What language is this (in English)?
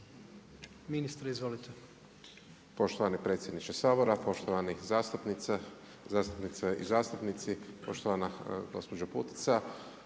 Croatian